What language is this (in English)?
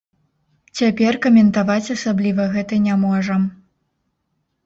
Belarusian